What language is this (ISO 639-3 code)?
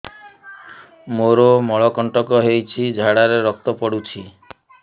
ori